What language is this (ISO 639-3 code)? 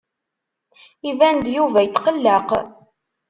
kab